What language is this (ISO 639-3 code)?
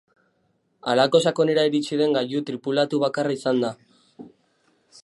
eus